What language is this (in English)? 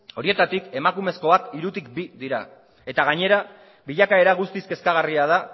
Basque